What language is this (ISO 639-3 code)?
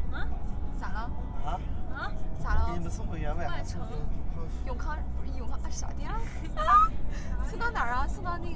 zho